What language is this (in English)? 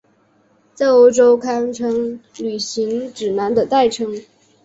Chinese